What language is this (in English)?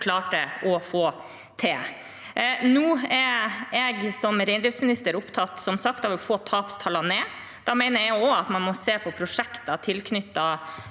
Norwegian